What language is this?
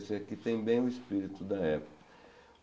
Portuguese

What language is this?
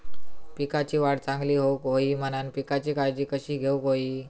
Marathi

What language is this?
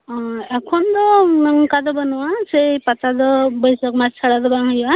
Santali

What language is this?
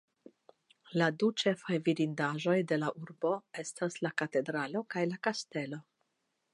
Esperanto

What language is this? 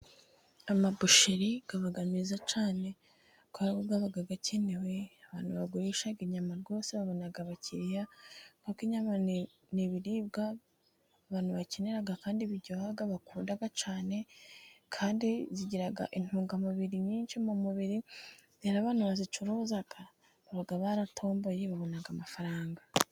Kinyarwanda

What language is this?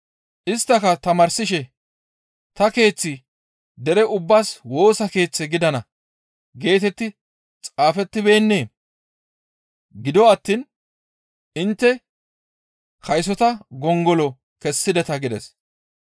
Gamo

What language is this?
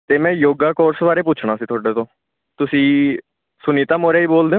Punjabi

